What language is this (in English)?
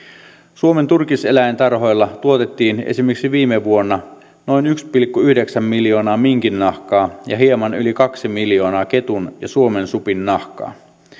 Finnish